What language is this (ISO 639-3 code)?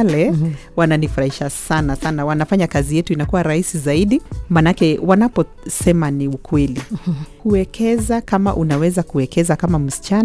swa